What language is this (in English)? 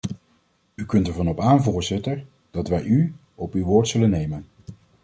Dutch